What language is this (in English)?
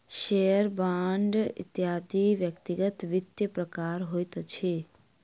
Maithili